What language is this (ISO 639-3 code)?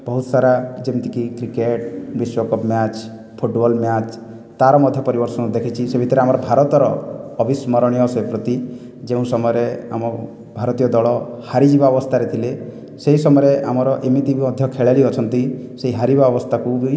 ori